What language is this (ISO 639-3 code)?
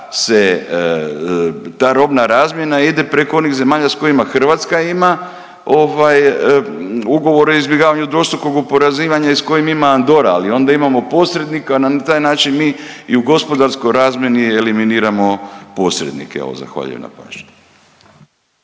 hrv